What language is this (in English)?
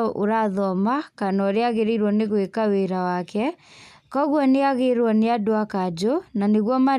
Kikuyu